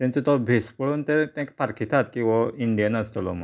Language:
Konkani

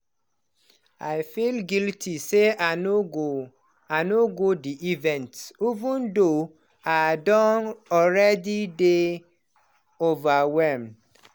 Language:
Nigerian Pidgin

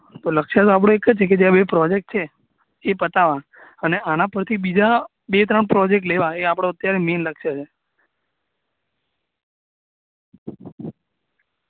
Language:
Gujarati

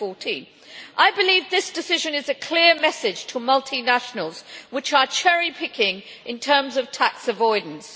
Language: English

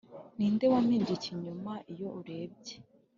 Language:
Kinyarwanda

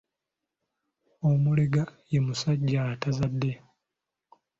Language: Ganda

